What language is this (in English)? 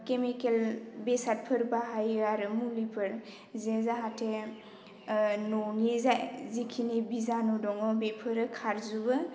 Bodo